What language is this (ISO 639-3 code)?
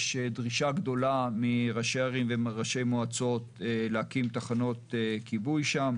heb